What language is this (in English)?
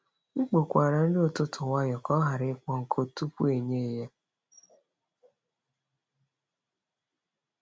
Igbo